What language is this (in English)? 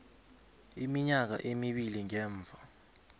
South Ndebele